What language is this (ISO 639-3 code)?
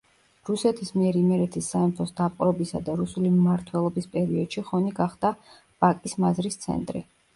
kat